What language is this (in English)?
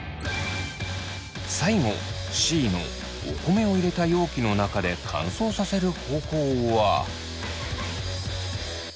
Japanese